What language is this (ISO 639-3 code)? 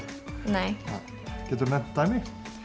isl